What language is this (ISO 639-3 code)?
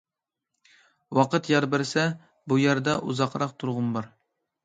uig